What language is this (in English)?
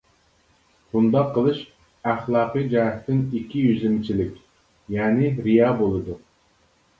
Uyghur